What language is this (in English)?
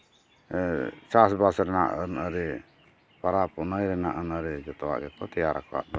Santali